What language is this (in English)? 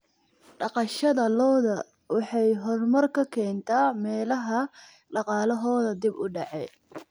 Somali